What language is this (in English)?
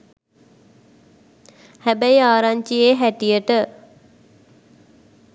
Sinhala